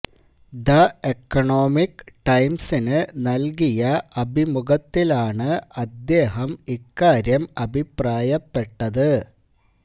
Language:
Malayalam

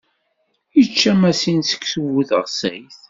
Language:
Kabyle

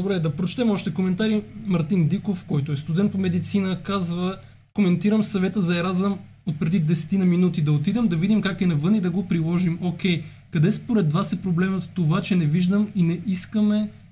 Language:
Bulgarian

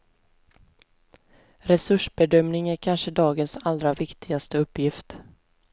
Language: Swedish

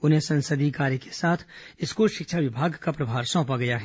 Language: Hindi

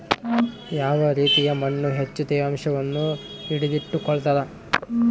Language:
Kannada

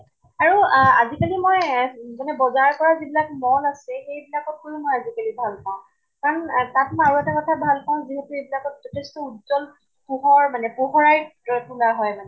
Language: Assamese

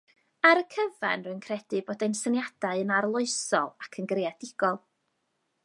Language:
Welsh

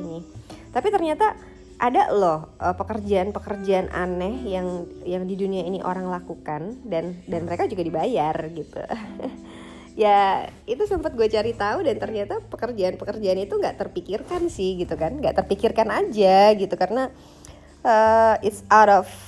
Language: Indonesian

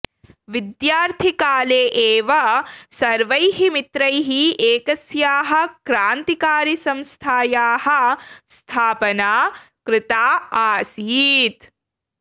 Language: Sanskrit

